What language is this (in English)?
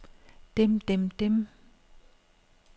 Danish